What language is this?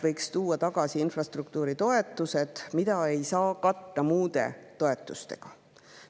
Estonian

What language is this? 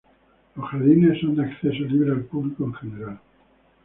Spanish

